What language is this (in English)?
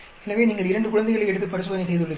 Tamil